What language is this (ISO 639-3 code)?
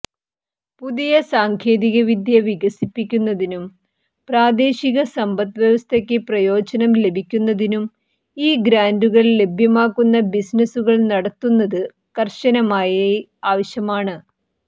mal